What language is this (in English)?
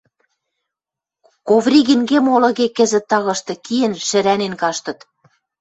Western Mari